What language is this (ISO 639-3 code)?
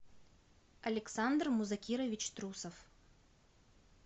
rus